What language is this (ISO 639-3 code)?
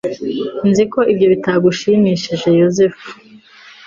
kin